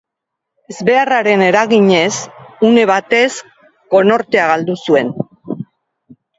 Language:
Basque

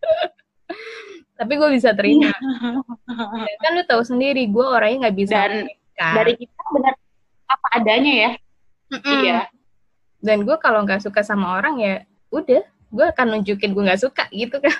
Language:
Indonesian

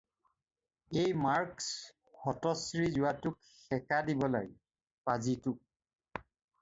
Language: Assamese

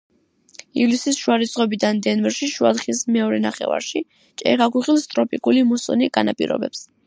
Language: Georgian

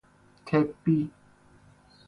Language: Persian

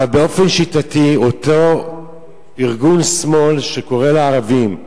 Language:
Hebrew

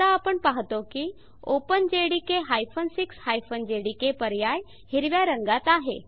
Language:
Marathi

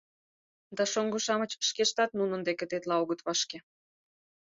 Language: Mari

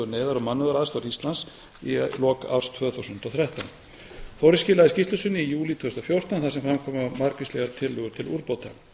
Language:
Icelandic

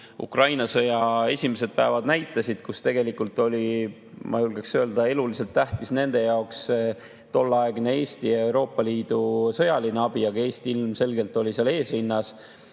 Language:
Estonian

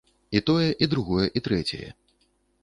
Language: Belarusian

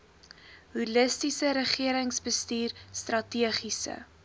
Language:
Afrikaans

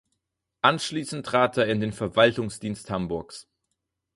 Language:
German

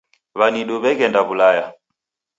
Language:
Taita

